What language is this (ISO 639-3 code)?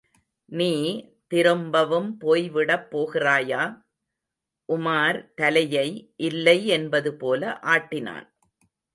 tam